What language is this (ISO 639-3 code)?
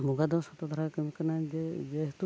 sat